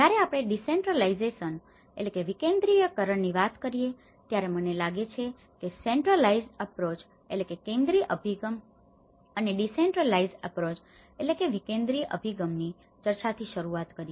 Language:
Gujarati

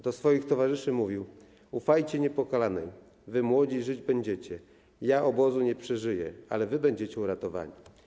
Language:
Polish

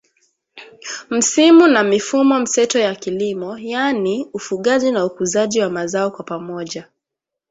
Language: Swahili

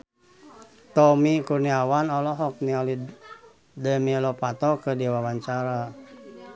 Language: Sundanese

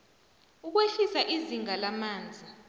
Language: South Ndebele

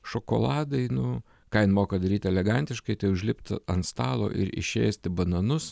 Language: Lithuanian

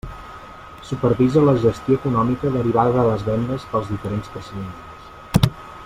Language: Catalan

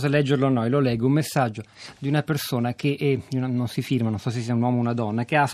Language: Italian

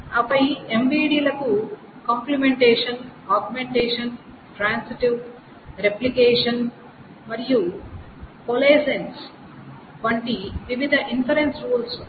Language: Telugu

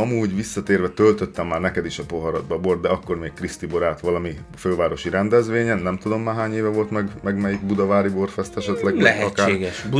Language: Hungarian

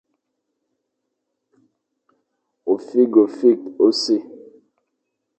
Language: Fang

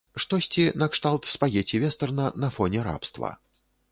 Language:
Belarusian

